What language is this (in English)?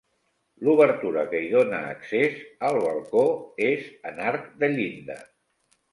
Catalan